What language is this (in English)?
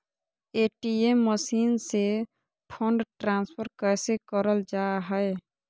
Magahi